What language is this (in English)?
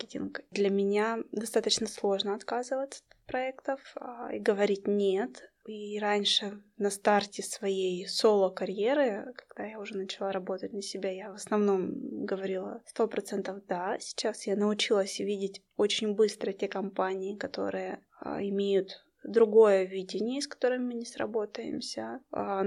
Russian